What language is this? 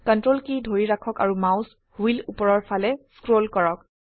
Assamese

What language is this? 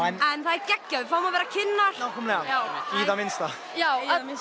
Icelandic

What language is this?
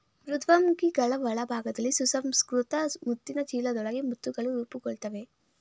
Kannada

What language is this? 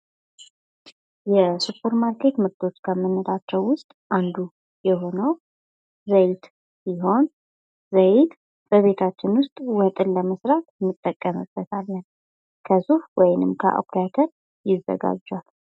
Amharic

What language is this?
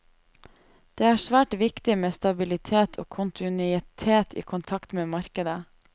Norwegian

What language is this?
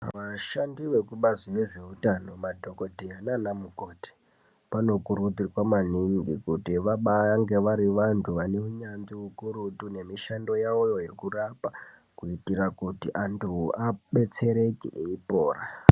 Ndau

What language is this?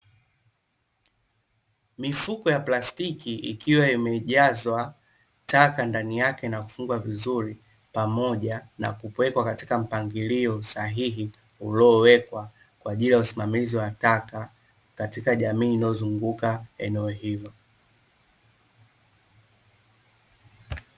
Swahili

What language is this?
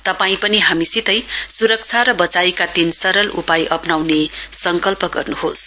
Nepali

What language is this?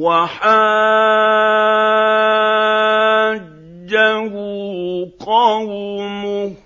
Arabic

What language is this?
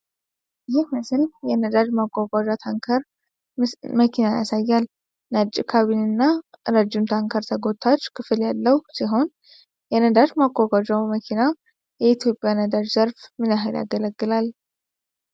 Amharic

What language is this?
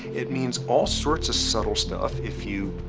English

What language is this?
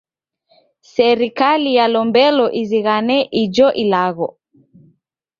Taita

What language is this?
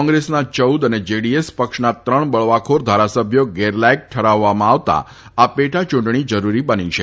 Gujarati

